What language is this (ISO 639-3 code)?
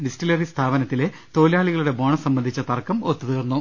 mal